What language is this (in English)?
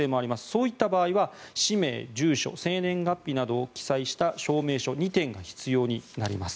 Japanese